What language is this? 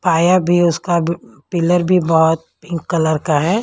Hindi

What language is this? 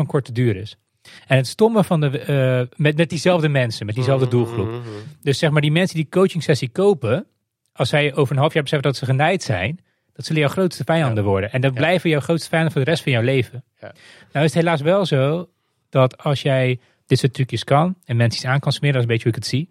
Dutch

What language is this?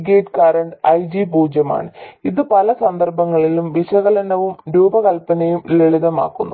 Malayalam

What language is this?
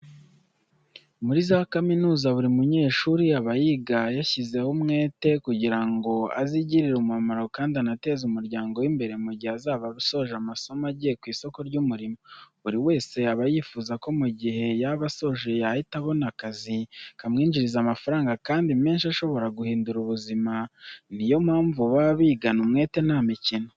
Kinyarwanda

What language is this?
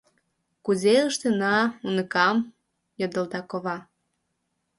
Mari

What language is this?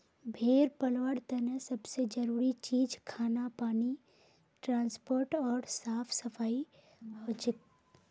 Magahi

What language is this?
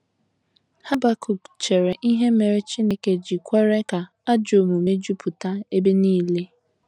Igbo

